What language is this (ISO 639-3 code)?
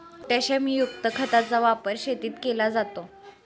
mar